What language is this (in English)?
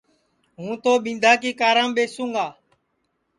Sansi